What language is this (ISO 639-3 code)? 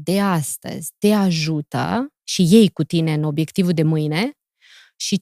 ron